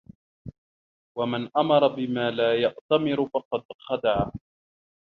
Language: Arabic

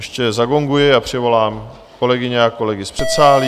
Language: Czech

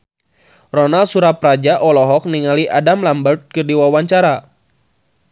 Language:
Sundanese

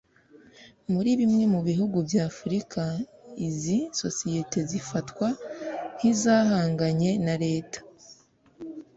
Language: Kinyarwanda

